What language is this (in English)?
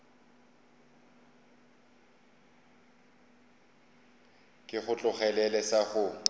Northern Sotho